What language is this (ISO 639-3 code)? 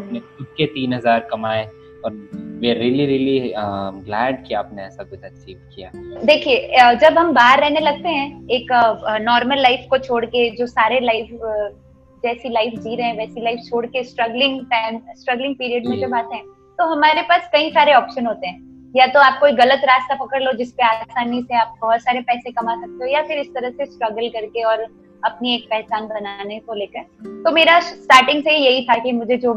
hin